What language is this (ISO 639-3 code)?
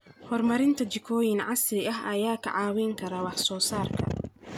som